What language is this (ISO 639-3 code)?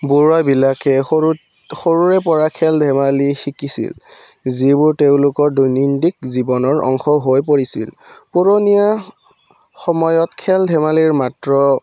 asm